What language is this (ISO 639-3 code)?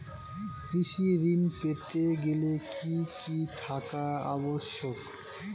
ben